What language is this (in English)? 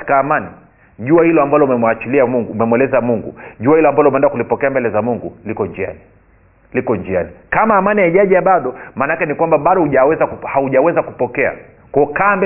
Swahili